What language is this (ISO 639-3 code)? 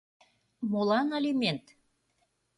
chm